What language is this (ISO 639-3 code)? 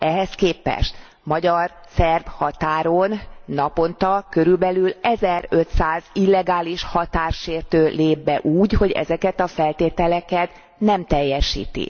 hun